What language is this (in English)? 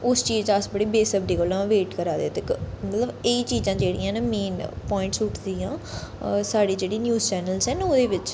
Dogri